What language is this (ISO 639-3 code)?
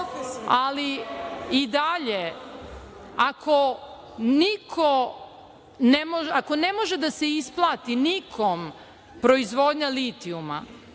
srp